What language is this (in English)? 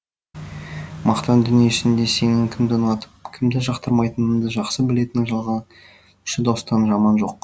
Kazakh